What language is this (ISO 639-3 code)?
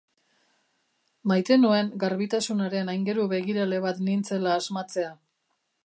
eus